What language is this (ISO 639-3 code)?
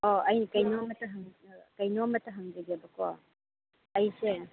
mni